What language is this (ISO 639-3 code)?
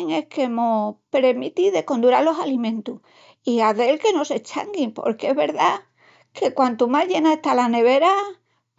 ext